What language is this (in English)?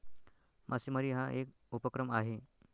Marathi